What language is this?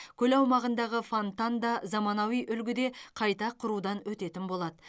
Kazakh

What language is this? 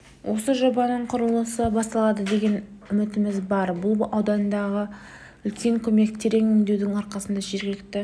Kazakh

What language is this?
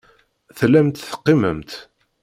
Kabyle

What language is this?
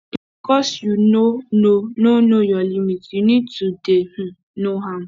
Nigerian Pidgin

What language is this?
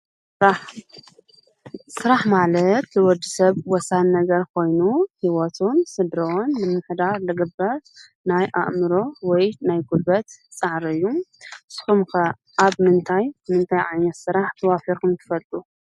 Tigrinya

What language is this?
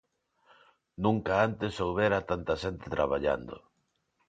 Galician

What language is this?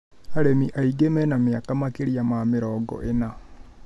Kikuyu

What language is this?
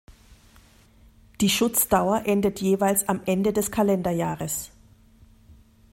German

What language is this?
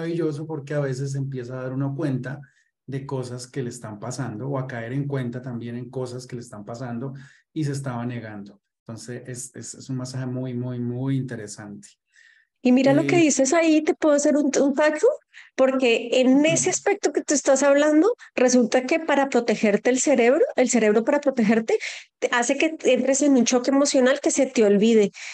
Spanish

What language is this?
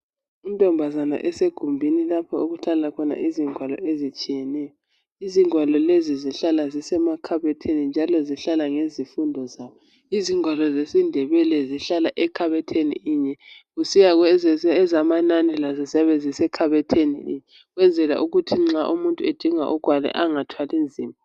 North Ndebele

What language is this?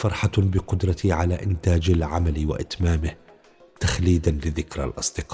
Arabic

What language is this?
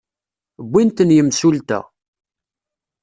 Kabyle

